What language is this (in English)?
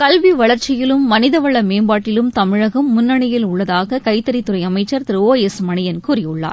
Tamil